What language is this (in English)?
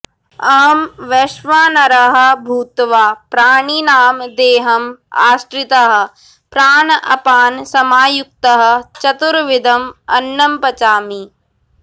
Sanskrit